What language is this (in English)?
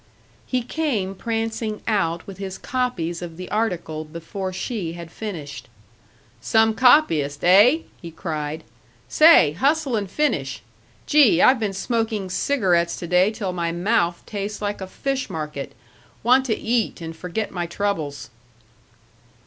English